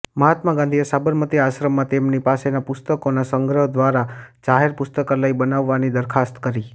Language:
Gujarati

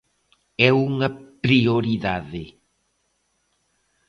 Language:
Galician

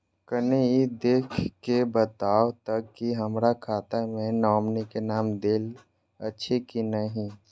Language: Maithili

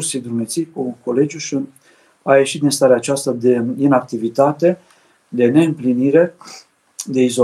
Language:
Romanian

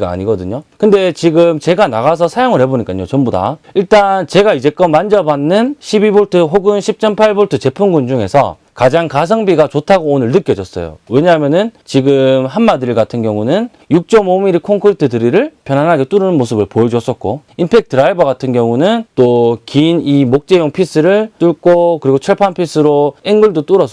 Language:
Korean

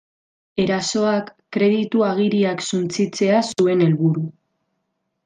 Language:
Basque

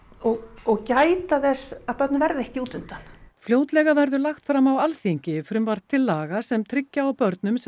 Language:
Icelandic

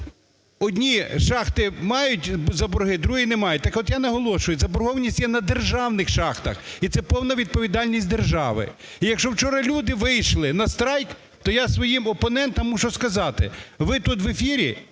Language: Ukrainian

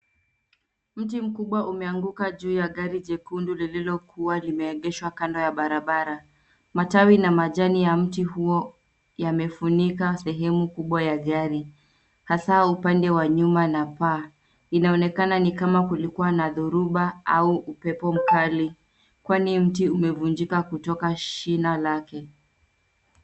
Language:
Swahili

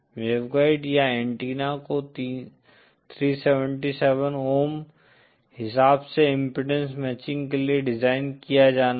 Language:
Hindi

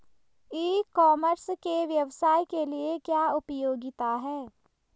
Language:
Hindi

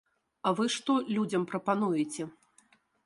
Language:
Belarusian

